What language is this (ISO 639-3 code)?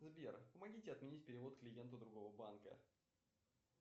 rus